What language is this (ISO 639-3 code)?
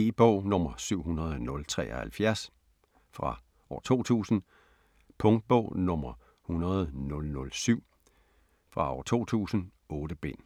dan